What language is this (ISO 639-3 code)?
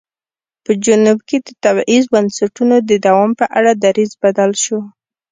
pus